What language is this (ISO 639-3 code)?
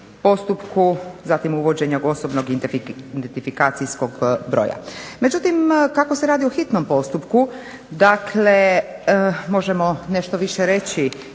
hrv